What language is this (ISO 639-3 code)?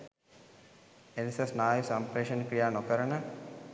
sin